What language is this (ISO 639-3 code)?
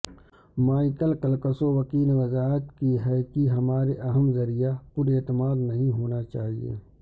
urd